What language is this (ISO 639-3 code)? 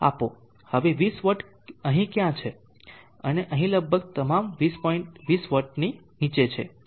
guj